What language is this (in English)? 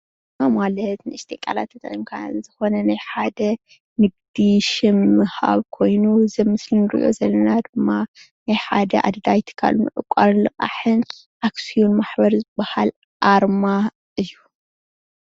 Tigrinya